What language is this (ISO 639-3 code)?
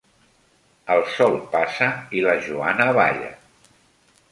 cat